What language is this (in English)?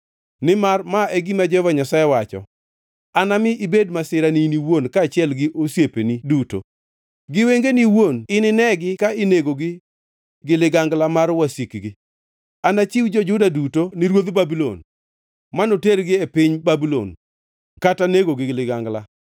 Luo (Kenya and Tanzania)